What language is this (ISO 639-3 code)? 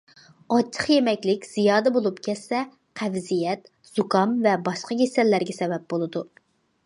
uig